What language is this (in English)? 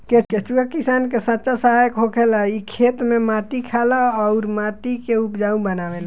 Bhojpuri